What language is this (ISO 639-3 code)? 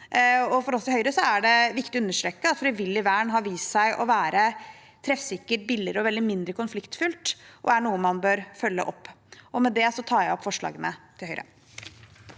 nor